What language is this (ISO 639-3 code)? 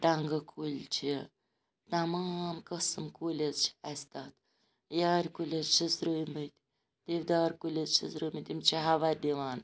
kas